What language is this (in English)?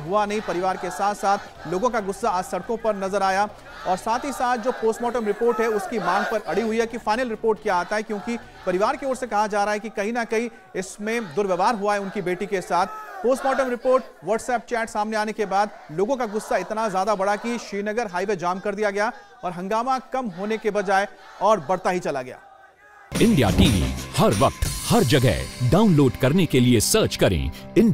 Hindi